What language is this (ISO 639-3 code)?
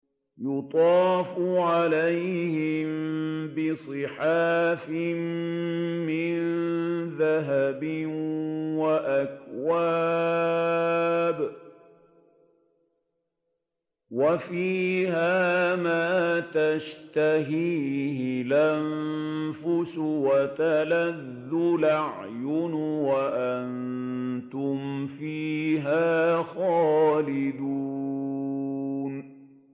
ara